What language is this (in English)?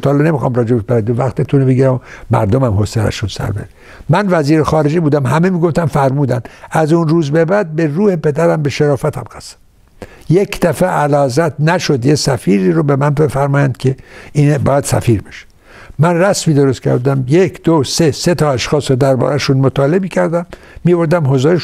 Persian